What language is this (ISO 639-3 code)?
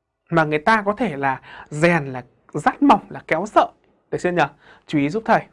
vie